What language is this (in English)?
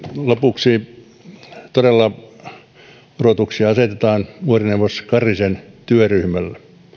Finnish